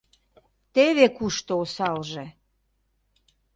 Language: Mari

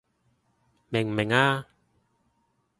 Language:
Cantonese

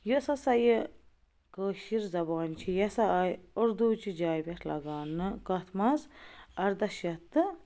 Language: Kashmiri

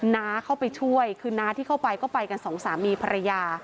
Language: Thai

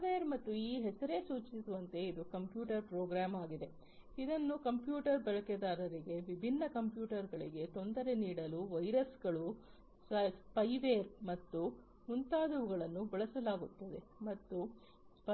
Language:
Kannada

